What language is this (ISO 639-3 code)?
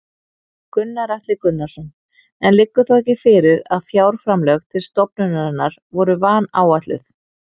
isl